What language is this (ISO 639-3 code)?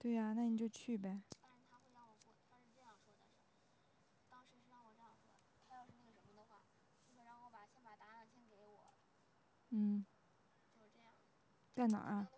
zho